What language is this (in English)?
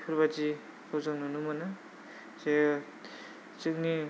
Bodo